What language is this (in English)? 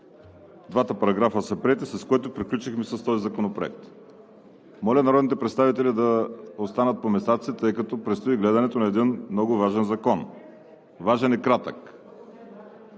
Bulgarian